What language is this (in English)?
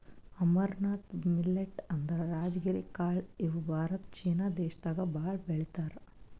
Kannada